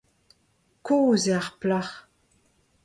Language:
Breton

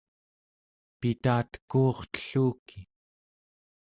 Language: Central Yupik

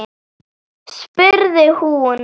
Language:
Icelandic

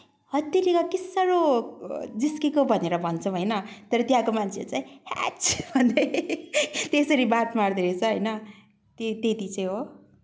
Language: Nepali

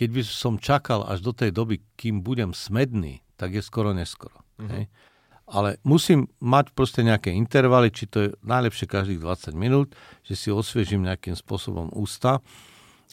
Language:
Slovak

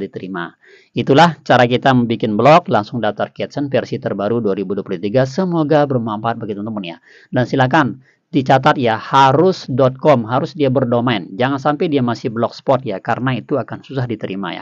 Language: Indonesian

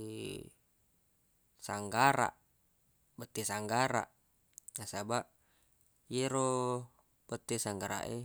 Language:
Buginese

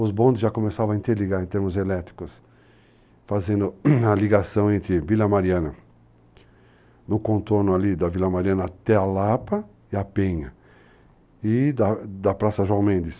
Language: Portuguese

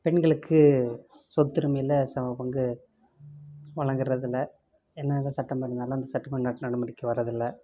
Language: Tamil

